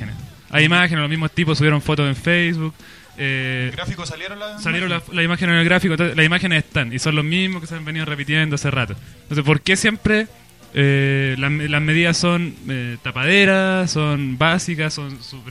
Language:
Spanish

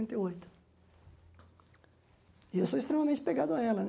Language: Portuguese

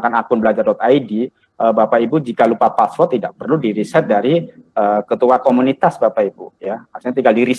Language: Indonesian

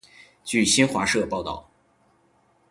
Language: Chinese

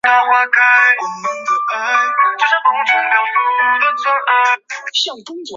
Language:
Chinese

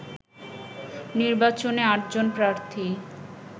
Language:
Bangla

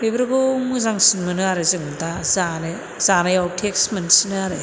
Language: Bodo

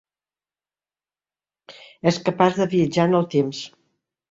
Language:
Catalan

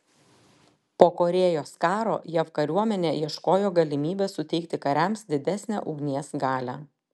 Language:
Lithuanian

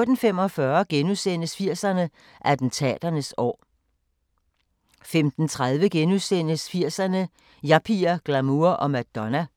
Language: Danish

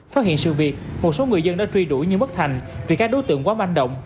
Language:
Vietnamese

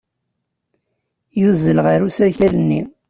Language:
Kabyle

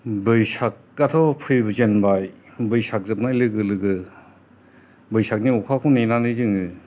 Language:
Bodo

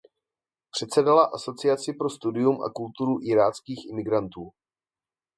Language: Czech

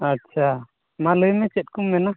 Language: Santali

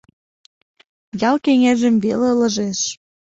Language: Mari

